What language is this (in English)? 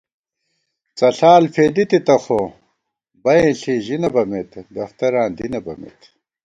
Gawar-Bati